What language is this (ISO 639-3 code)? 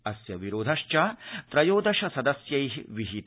san